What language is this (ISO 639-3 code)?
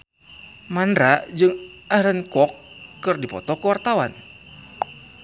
sun